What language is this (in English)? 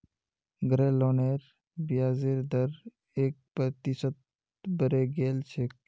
Magahi